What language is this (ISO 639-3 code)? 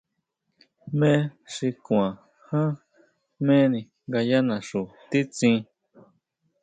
mau